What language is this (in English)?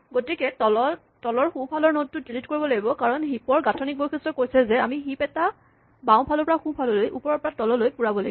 Assamese